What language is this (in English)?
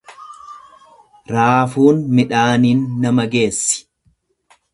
Oromo